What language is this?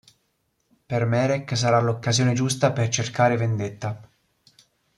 Italian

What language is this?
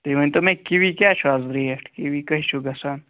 Kashmiri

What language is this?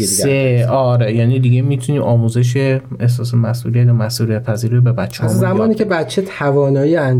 Persian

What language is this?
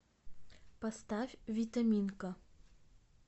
Russian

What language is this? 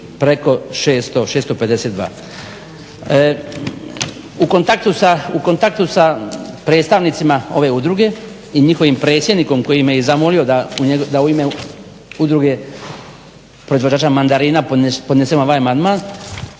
Croatian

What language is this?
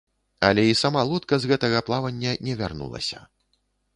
Belarusian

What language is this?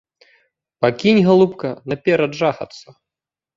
Belarusian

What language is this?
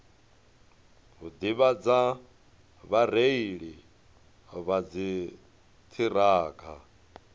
Venda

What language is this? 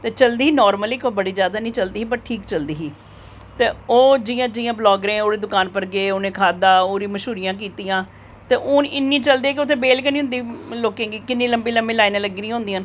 Dogri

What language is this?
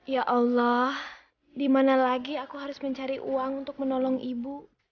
Indonesian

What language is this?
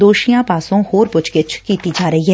Punjabi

